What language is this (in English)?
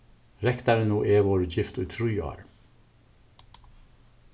Faroese